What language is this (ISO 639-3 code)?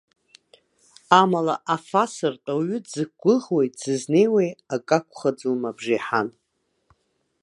abk